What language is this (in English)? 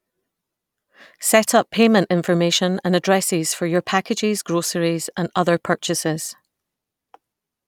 English